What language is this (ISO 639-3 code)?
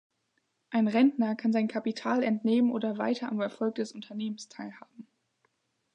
deu